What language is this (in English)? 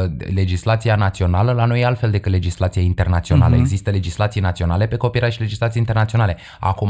Romanian